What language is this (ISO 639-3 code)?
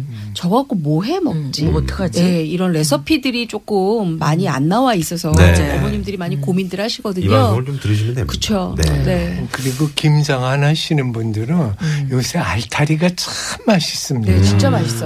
kor